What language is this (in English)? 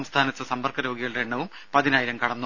Malayalam